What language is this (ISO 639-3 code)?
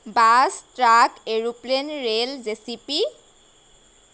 asm